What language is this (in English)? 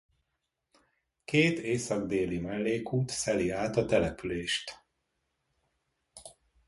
Hungarian